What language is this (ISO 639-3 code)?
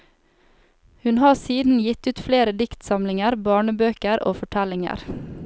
nor